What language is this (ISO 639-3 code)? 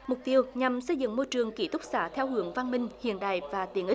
vie